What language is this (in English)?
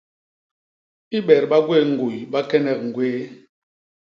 Basaa